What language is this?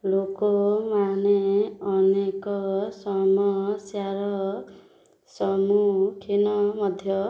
Odia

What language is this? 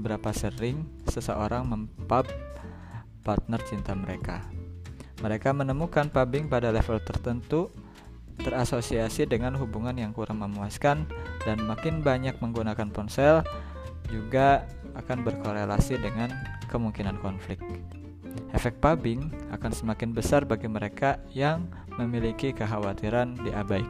Indonesian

